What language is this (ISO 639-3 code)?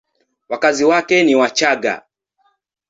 swa